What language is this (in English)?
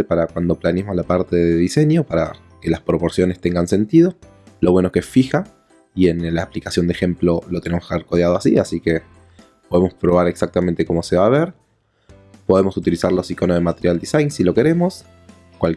Spanish